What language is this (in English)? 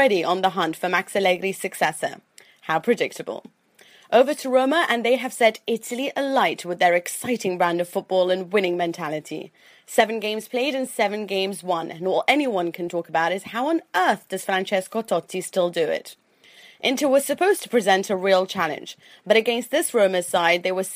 English